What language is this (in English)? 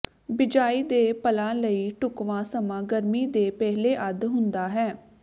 Punjabi